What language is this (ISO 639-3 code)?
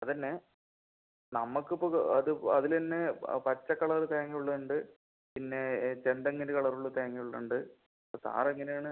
mal